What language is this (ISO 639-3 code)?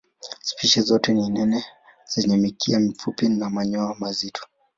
swa